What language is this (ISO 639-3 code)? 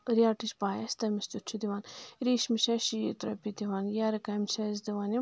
kas